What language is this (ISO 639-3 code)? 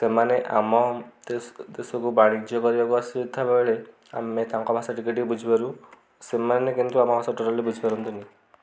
ori